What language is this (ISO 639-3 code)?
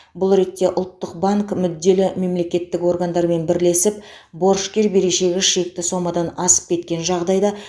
kaz